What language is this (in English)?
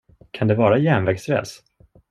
Swedish